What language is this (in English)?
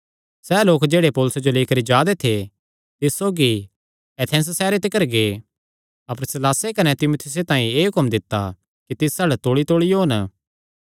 Kangri